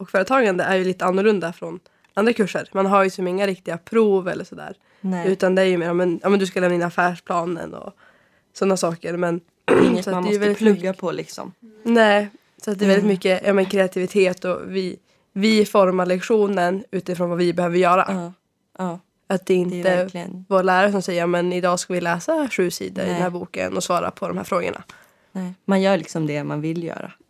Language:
Swedish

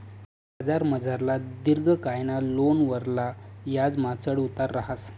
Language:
Marathi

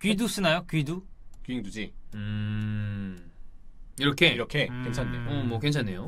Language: Korean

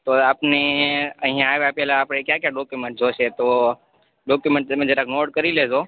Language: Gujarati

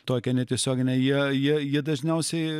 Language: Lithuanian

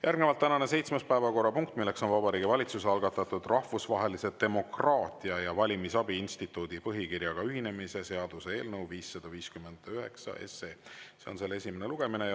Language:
Estonian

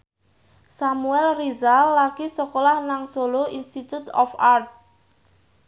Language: Javanese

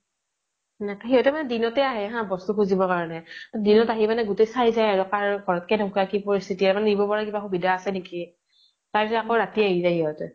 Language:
Assamese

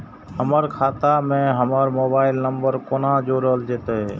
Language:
Maithili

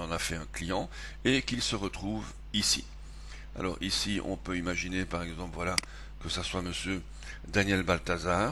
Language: French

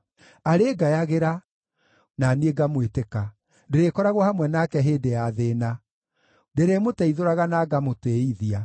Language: Kikuyu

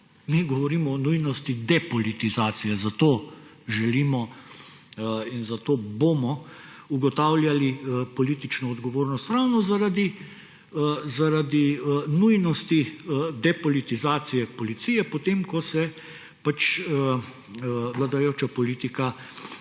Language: Slovenian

